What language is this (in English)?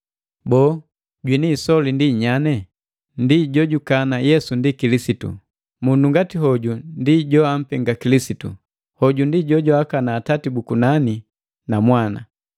Matengo